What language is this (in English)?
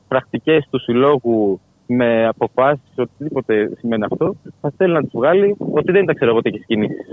Greek